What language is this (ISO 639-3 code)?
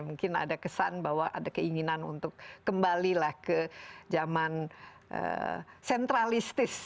ind